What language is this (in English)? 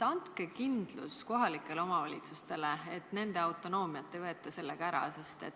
Estonian